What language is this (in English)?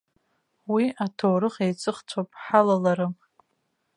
Abkhazian